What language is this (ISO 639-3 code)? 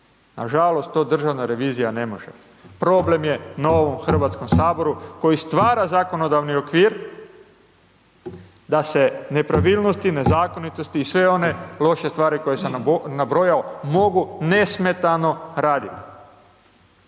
hrv